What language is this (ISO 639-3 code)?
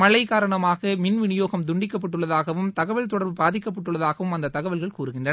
tam